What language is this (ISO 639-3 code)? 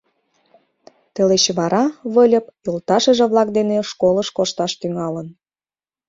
chm